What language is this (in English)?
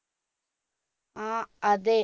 Malayalam